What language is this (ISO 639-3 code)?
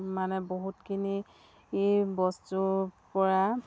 asm